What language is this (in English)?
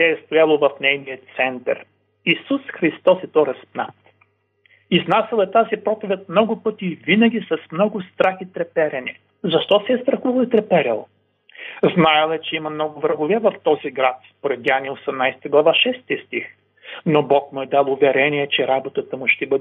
Bulgarian